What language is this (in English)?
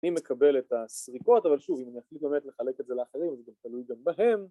Hebrew